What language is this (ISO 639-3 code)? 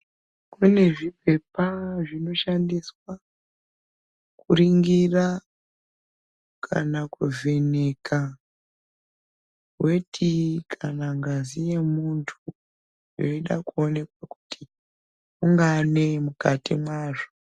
ndc